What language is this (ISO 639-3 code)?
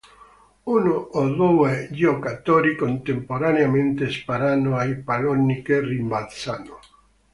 ita